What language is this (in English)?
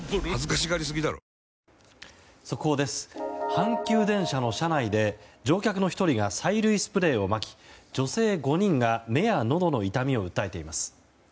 Japanese